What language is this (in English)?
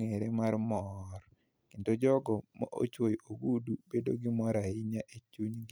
Luo (Kenya and Tanzania)